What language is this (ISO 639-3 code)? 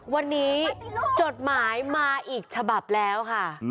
tha